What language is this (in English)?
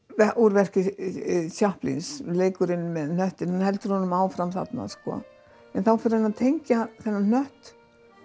Icelandic